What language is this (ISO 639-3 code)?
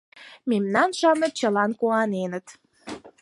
chm